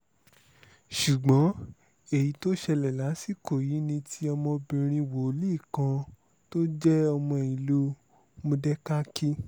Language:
Yoruba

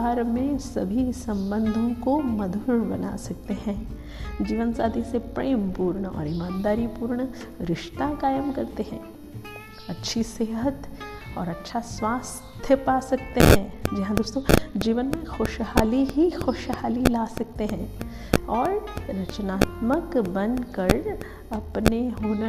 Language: Hindi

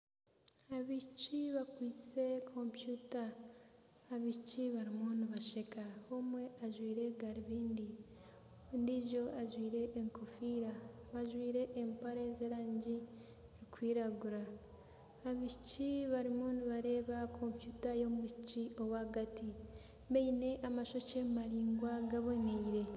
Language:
Nyankole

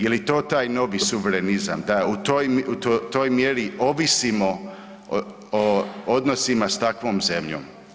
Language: Croatian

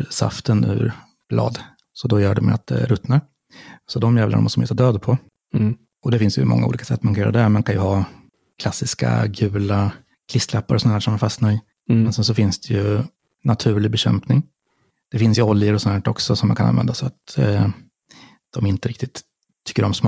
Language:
Swedish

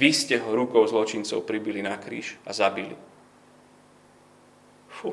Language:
Slovak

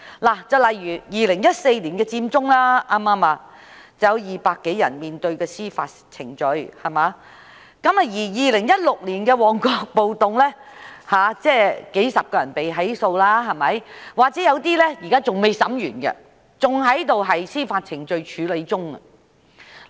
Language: Cantonese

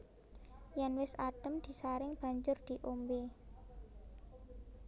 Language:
Javanese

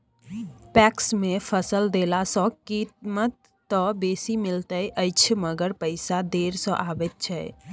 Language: Maithili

